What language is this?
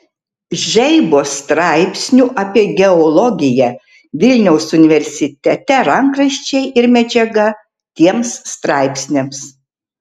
Lithuanian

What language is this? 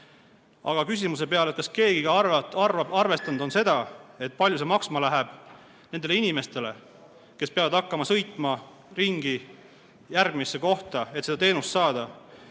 Estonian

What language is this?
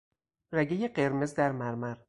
Persian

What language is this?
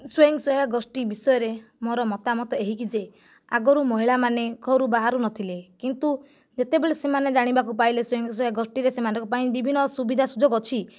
Odia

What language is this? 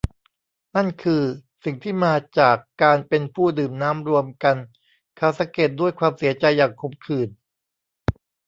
Thai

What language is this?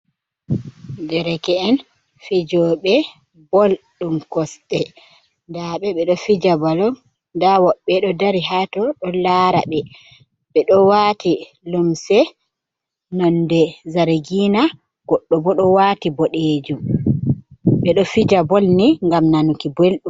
Fula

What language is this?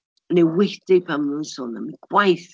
Welsh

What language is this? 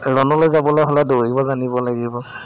Assamese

